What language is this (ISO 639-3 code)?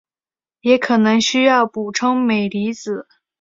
zho